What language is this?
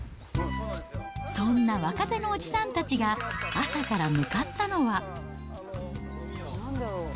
Japanese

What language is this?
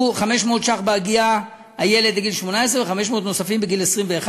Hebrew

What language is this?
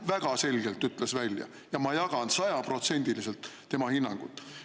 Estonian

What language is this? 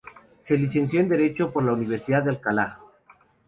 Spanish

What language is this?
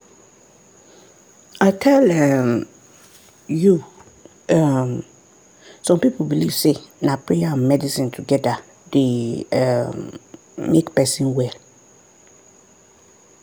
Nigerian Pidgin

